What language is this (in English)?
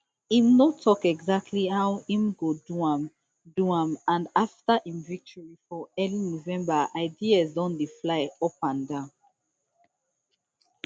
Nigerian Pidgin